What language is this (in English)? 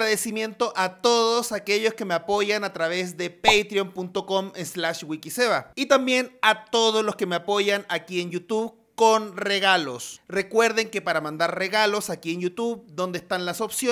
Spanish